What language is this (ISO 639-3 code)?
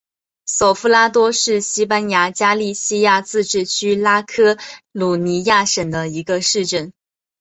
zho